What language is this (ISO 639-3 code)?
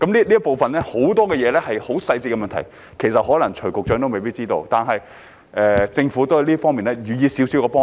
yue